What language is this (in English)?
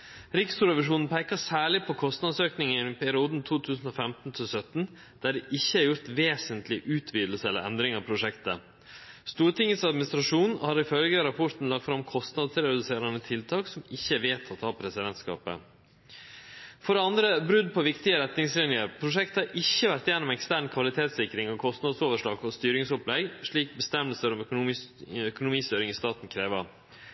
Norwegian Nynorsk